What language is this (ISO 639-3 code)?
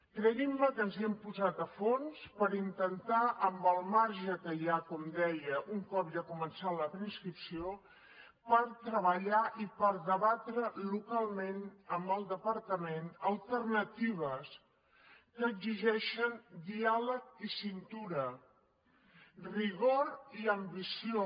cat